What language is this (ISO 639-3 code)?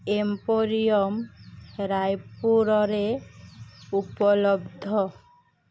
ori